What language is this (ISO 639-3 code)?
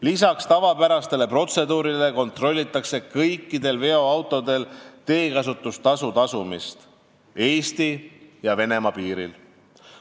est